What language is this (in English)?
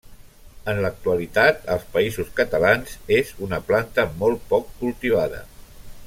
Catalan